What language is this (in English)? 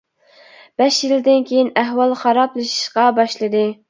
Uyghur